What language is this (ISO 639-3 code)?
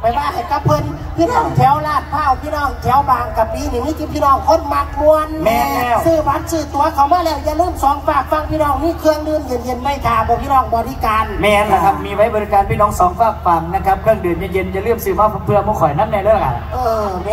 tha